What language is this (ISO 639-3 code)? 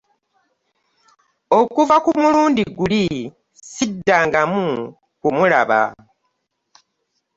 lug